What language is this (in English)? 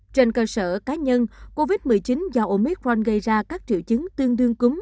Vietnamese